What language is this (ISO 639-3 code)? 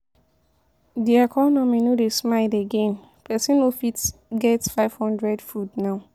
pcm